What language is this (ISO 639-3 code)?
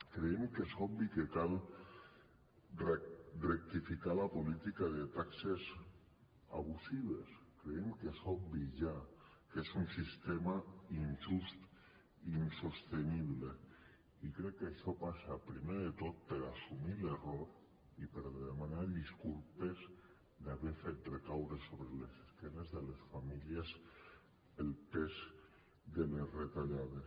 cat